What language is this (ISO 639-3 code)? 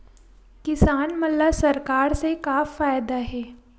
hne